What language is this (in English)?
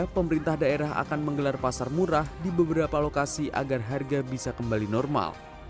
Indonesian